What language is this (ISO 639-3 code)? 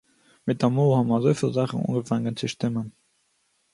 yid